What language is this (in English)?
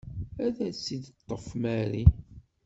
Kabyle